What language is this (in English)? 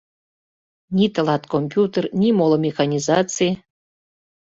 Mari